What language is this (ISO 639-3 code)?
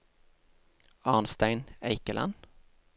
nor